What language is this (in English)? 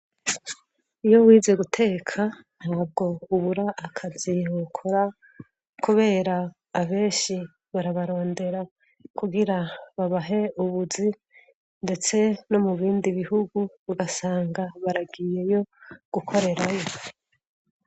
Rundi